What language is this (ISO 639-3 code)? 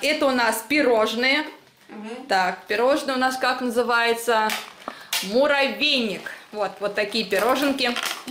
rus